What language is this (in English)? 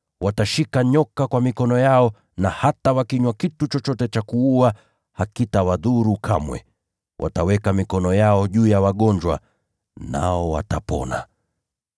Swahili